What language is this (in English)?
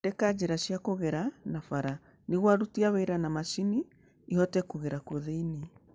Kikuyu